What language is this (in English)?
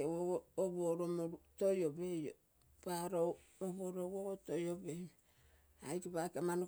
Terei